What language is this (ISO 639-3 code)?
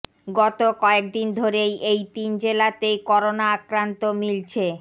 ben